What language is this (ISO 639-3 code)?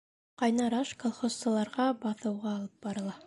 bak